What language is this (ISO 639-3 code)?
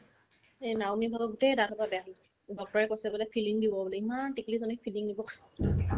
asm